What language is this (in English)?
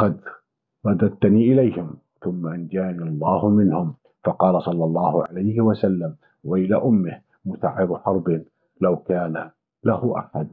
Arabic